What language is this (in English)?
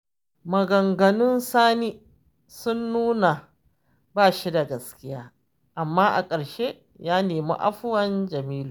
Hausa